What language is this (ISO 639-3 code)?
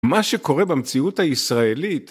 heb